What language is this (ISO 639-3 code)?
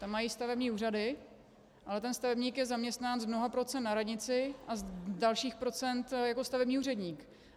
ces